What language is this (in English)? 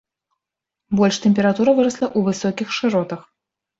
Belarusian